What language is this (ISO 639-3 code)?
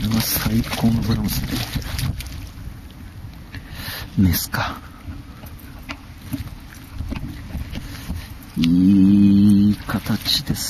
jpn